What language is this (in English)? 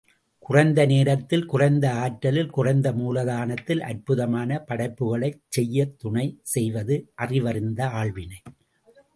Tamil